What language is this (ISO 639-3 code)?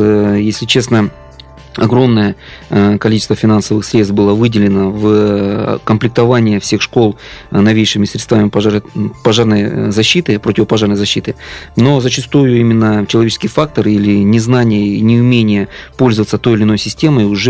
rus